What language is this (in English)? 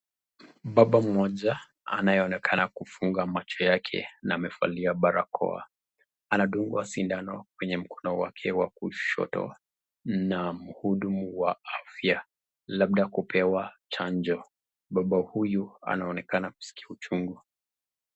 Swahili